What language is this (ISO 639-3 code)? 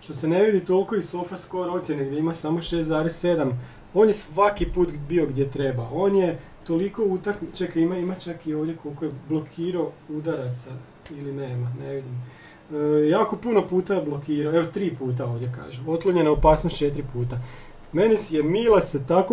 hrv